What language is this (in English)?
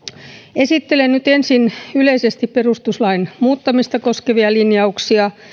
Finnish